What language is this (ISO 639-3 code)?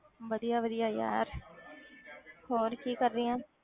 pan